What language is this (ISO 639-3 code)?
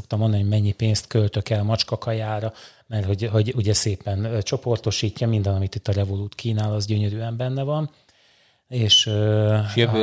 hun